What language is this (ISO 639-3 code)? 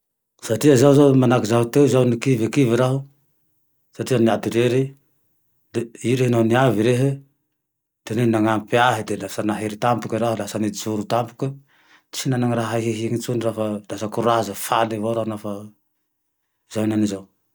tdx